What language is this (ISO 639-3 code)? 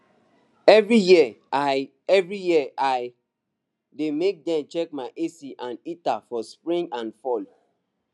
pcm